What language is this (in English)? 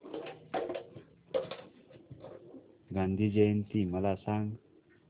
Marathi